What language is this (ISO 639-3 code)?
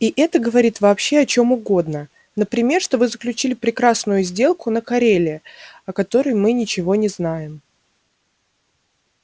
rus